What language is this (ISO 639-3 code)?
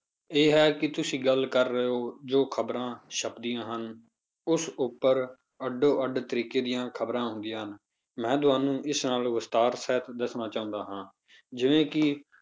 pan